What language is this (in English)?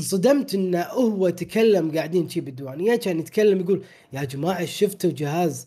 Arabic